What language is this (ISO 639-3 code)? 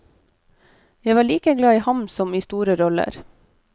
nor